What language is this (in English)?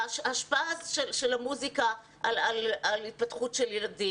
Hebrew